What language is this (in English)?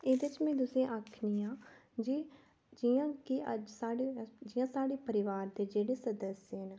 Dogri